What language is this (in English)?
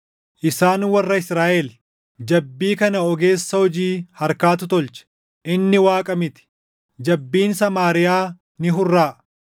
Oromo